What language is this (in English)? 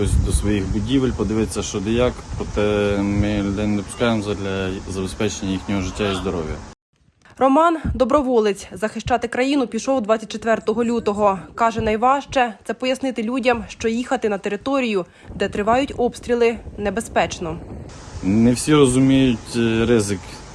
Ukrainian